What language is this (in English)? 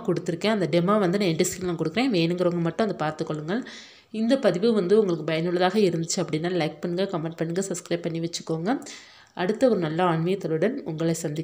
Arabic